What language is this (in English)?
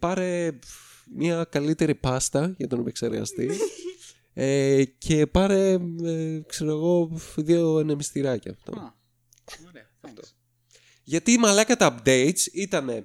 Greek